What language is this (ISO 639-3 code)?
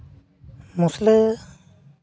sat